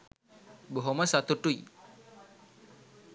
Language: Sinhala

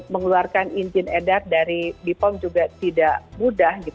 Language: Indonesian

